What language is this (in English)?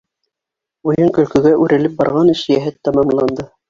Bashkir